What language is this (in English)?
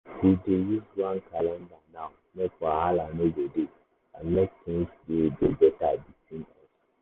Nigerian Pidgin